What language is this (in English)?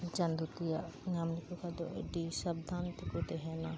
Santali